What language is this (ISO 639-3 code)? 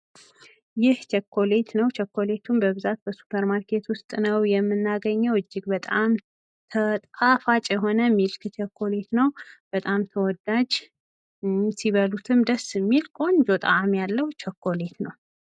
amh